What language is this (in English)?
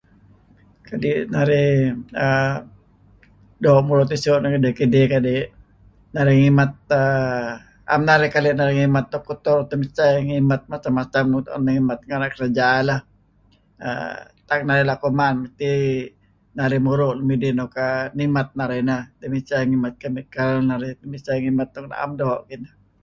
Kelabit